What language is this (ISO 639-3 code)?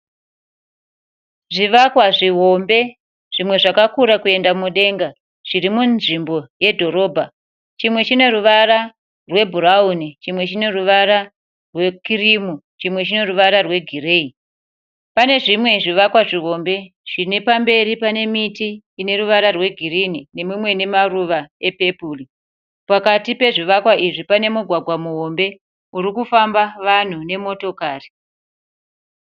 sna